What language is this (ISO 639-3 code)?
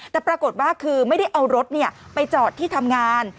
tha